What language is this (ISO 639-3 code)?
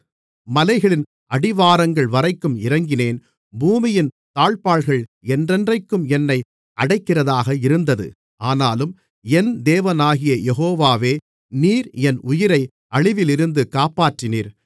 tam